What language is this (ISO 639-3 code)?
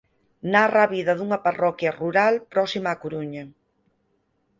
glg